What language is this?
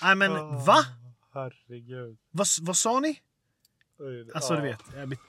Swedish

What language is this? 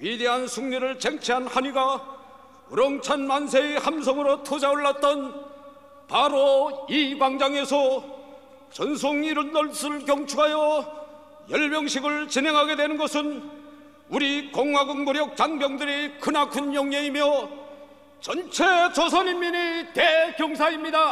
Korean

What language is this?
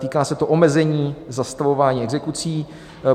Czech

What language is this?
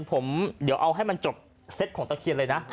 Thai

